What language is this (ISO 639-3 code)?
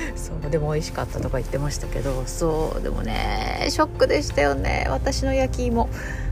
jpn